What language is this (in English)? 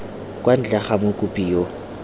Tswana